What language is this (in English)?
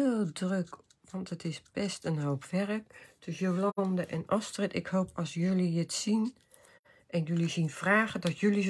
Dutch